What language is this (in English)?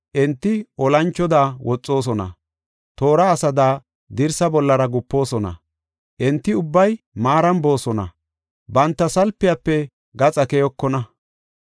Gofa